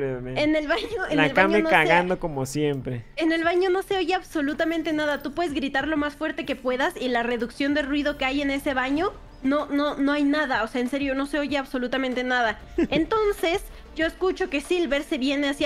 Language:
Spanish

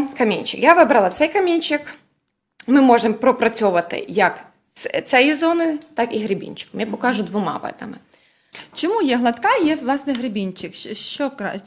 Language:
Ukrainian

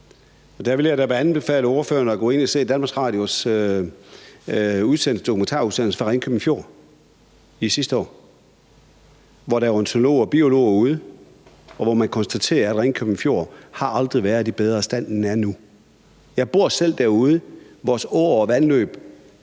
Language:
Danish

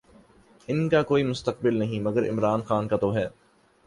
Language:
Urdu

